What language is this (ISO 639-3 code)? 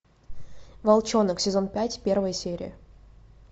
rus